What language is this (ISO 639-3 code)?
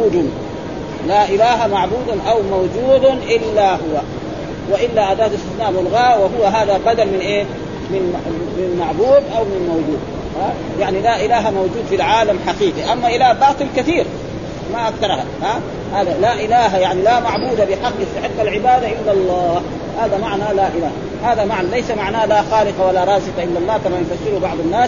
ara